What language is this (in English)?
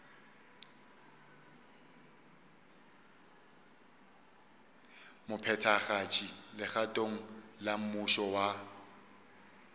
Northern Sotho